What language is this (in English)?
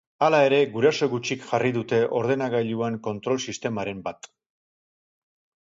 Basque